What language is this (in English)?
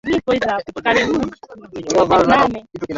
Swahili